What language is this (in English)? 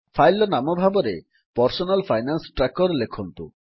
Odia